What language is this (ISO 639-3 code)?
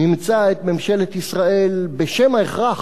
heb